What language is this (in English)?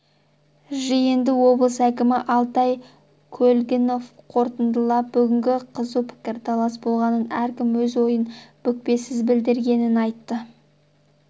Kazakh